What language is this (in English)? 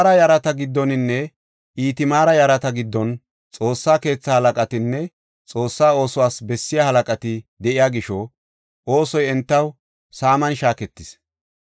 Gofa